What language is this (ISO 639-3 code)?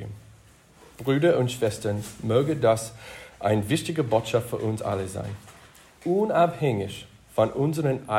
deu